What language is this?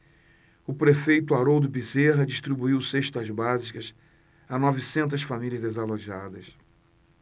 Portuguese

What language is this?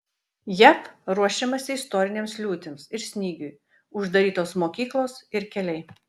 Lithuanian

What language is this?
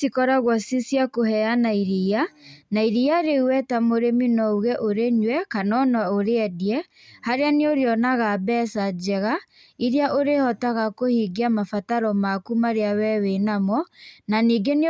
Kikuyu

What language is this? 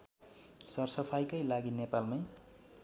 Nepali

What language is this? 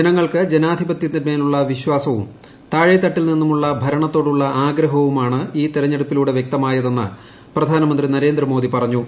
Malayalam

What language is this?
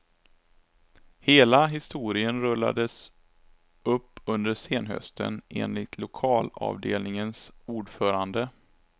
Swedish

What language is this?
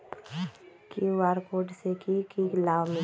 Magahi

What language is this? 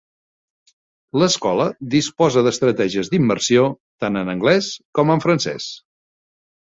Catalan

